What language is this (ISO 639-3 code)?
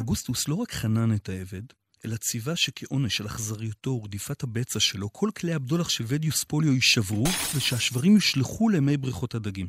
heb